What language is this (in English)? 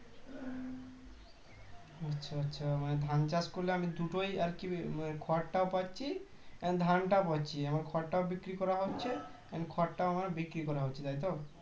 Bangla